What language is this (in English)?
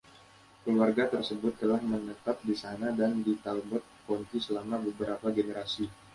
Indonesian